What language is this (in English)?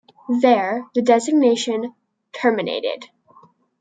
English